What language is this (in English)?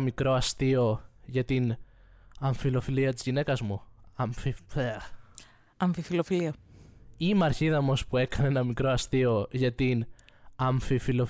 Greek